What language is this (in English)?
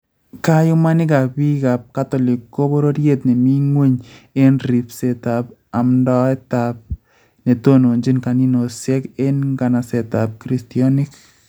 Kalenjin